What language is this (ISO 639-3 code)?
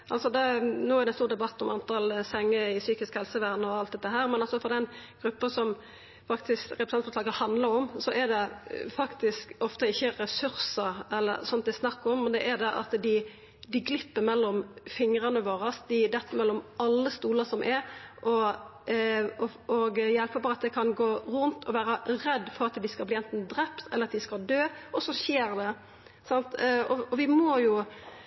nno